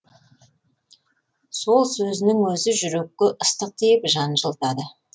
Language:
Kazakh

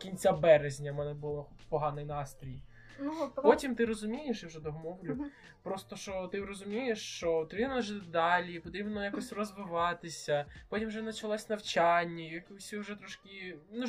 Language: Ukrainian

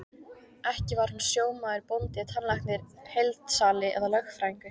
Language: Icelandic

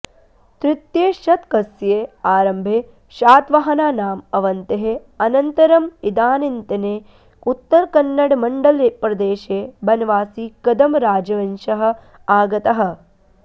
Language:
Sanskrit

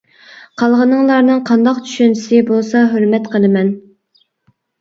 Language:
Uyghur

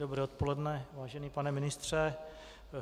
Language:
Czech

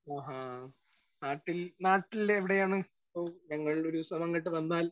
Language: Malayalam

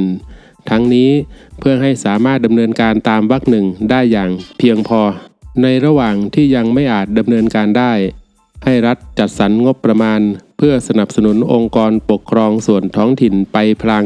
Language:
Thai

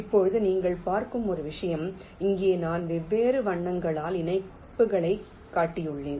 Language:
Tamil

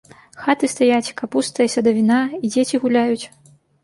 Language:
Belarusian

